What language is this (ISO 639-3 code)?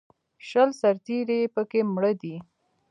pus